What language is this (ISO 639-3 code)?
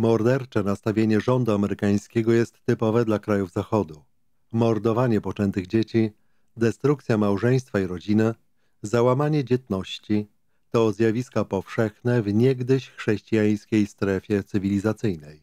pol